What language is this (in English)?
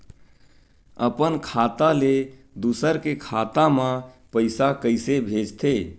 Chhattisgarhi